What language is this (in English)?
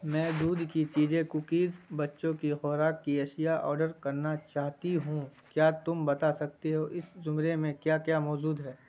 Urdu